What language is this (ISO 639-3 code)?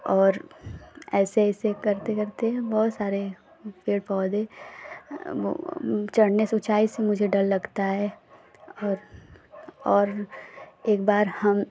hin